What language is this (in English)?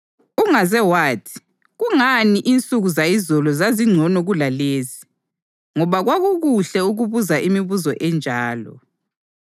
North Ndebele